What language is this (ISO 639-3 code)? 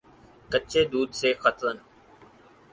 urd